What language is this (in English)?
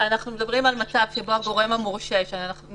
Hebrew